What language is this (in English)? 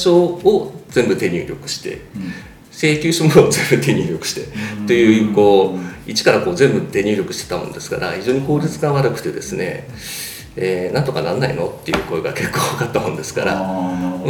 Japanese